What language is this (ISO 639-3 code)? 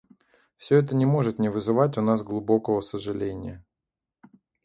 rus